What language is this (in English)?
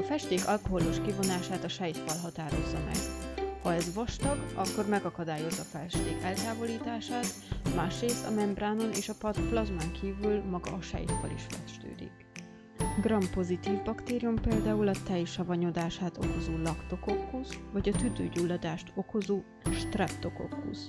Hungarian